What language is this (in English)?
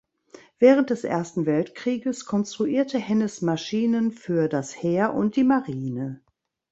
German